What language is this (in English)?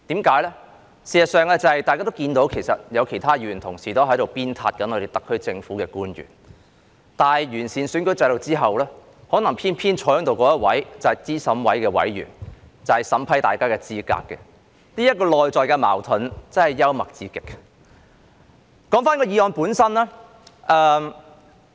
Cantonese